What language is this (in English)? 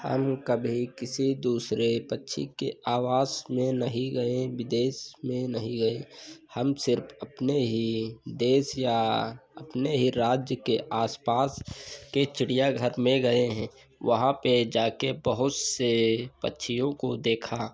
Hindi